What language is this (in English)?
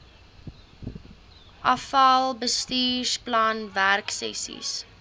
Afrikaans